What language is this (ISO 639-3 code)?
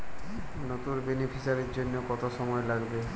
ben